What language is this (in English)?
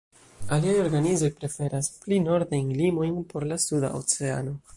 Esperanto